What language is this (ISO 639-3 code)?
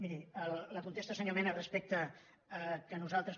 cat